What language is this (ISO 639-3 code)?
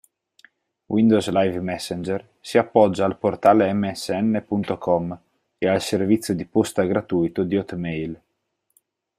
ita